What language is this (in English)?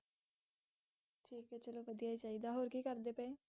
Punjabi